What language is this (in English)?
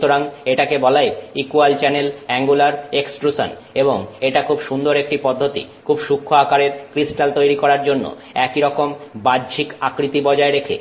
Bangla